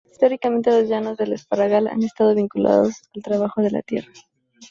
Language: Spanish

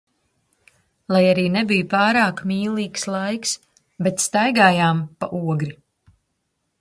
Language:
Latvian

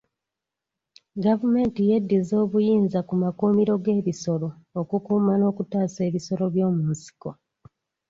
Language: Ganda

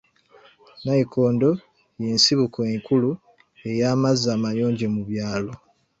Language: Ganda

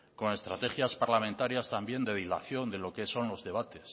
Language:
Spanish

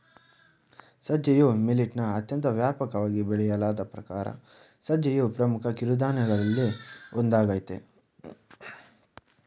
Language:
Kannada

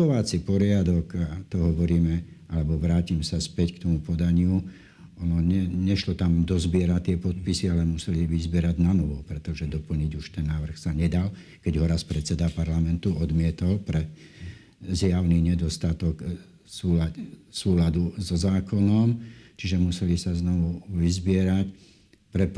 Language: Slovak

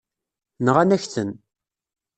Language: Kabyle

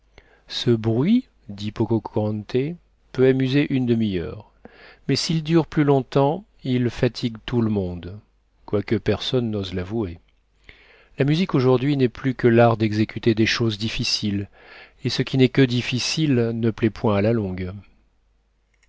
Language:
French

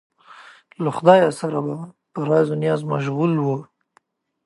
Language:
Pashto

